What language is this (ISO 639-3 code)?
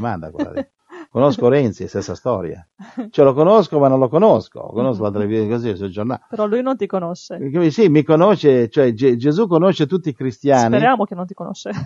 ita